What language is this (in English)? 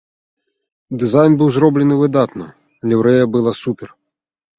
Belarusian